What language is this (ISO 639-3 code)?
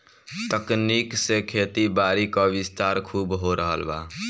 bho